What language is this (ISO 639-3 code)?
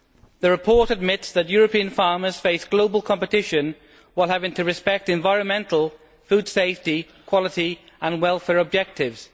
eng